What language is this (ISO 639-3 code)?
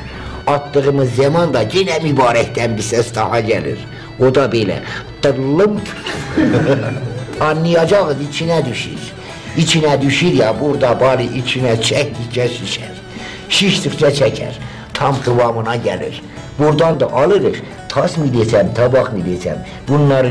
tur